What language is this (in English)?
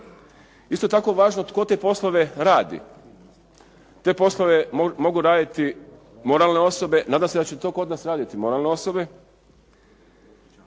Croatian